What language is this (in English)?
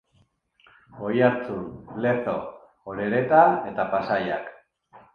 Basque